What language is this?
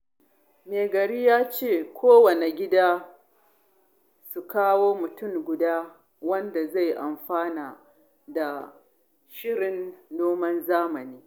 Hausa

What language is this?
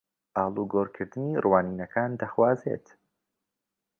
Central Kurdish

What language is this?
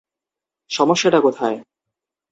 Bangla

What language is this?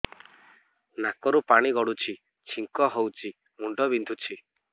Odia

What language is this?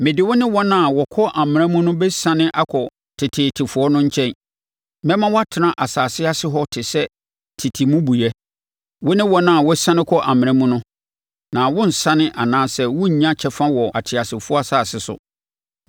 Akan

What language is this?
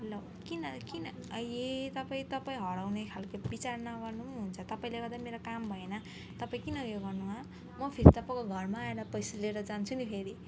Nepali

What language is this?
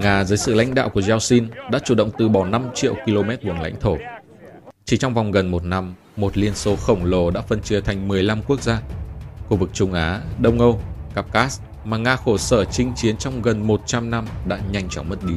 Vietnamese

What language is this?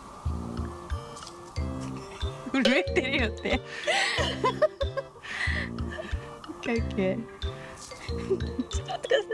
Japanese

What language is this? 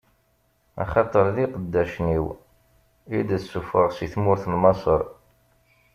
Kabyle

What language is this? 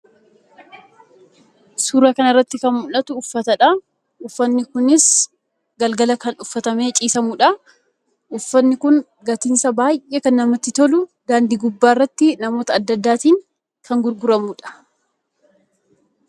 Oromo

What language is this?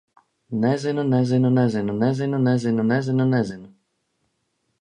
Latvian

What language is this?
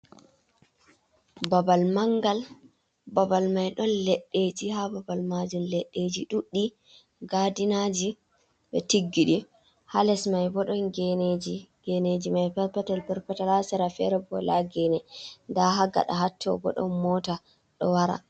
Fula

